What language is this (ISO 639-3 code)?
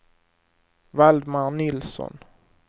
swe